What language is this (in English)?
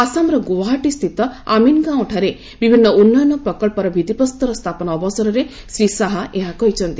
Odia